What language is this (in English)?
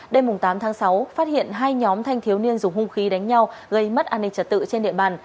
Vietnamese